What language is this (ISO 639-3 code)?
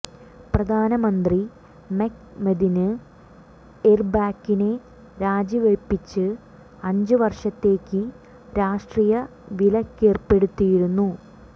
mal